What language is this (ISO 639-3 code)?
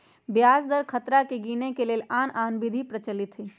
mag